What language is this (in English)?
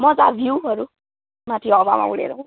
Nepali